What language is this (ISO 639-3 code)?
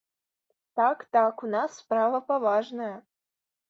bel